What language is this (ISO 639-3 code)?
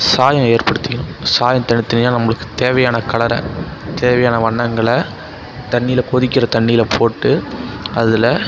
tam